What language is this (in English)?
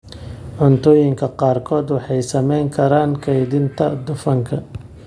Somali